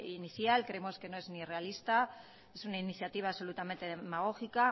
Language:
Spanish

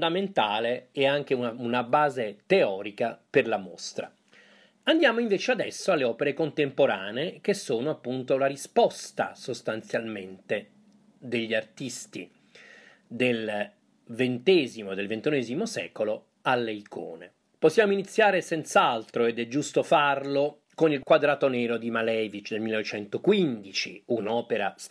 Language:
Italian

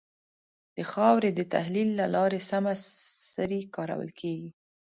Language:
Pashto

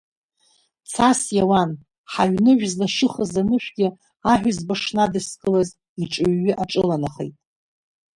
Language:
Abkhazian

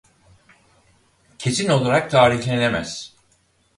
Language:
Turkish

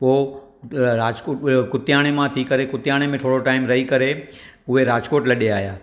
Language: Sindhi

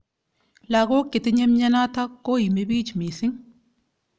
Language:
Kalenjin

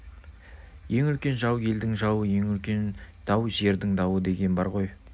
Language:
Kazakh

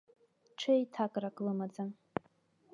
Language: Abkhazian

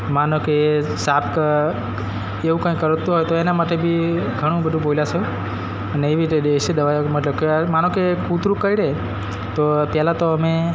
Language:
Gujarati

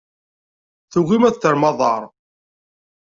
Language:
Kabyle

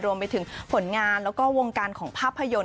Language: Thai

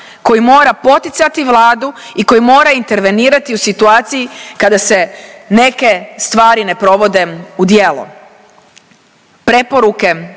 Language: Croatian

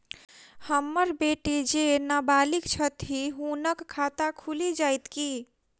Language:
Maithili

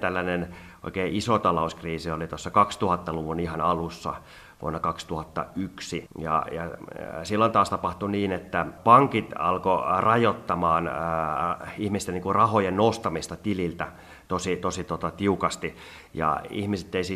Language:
Finnish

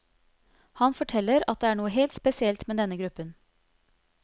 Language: Norwegian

